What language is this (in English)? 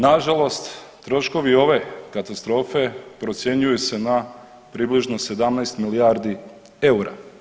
Croatian